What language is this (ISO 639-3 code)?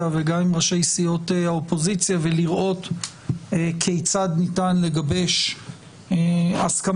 heb